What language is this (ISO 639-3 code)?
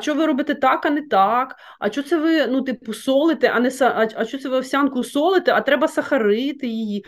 ukr